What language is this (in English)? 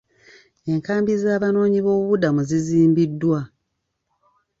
Ganda